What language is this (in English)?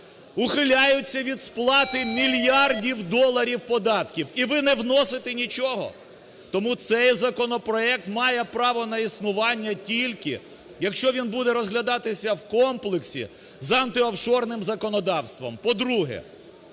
Ukrainian